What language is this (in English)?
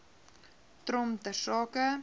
Afrikaans